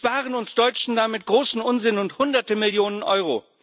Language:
German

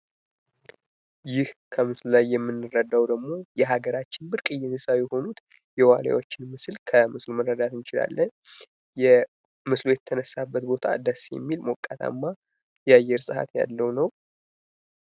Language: Amharic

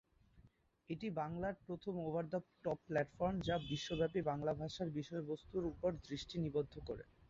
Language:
Bangla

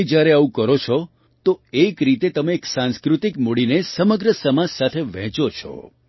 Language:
Gujarati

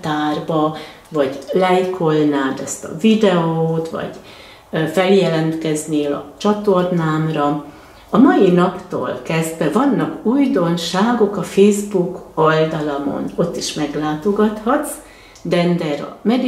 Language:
Hungarian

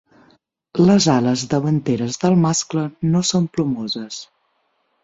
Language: Catalan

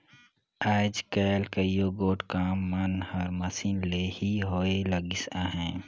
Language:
Chhattisgarhi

